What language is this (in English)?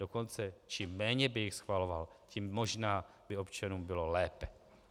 Czech